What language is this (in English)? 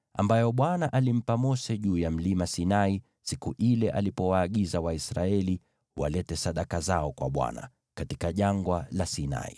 Swahili